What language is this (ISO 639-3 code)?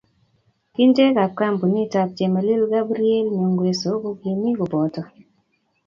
kln